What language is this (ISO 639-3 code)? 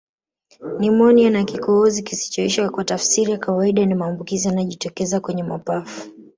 swa